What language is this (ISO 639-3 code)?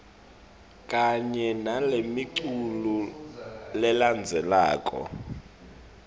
ssw